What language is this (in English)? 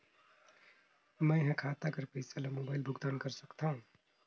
Chhattisgarhi